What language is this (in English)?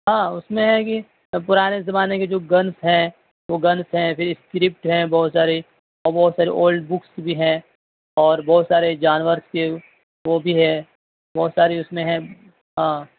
Urdu